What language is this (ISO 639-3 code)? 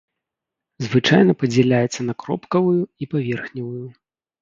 bel